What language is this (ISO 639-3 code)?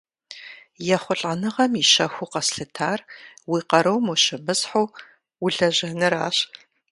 kbd